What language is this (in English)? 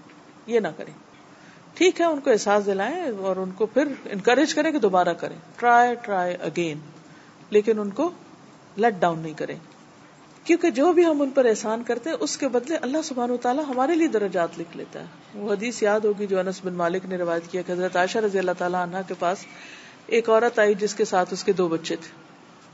Urdu